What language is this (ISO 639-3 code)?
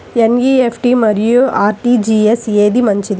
tel